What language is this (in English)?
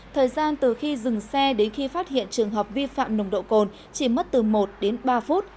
Vietnamese